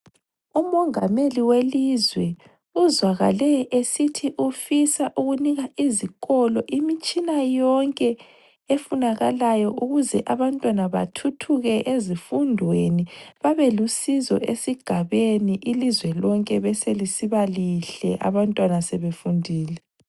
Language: North Ndebele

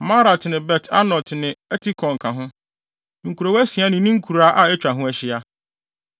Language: Akan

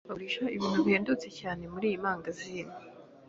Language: Kinyarwanda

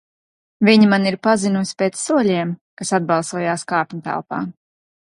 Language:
Latvian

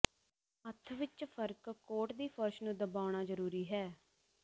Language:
Punjabi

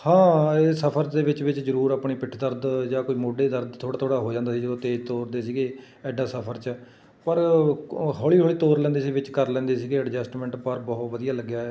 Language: Punjabi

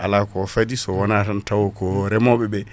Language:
Fula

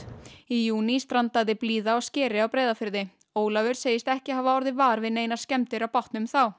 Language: Icelandic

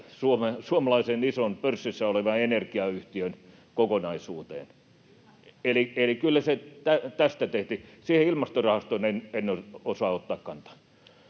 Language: Finnish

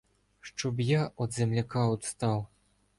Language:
Ukrainian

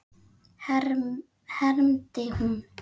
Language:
Icelandic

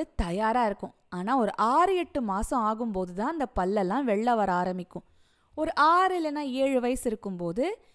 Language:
Tamil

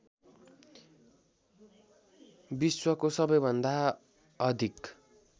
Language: Nepali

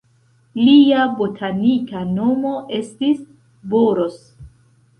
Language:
Esperanto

